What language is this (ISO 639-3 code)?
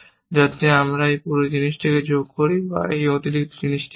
ben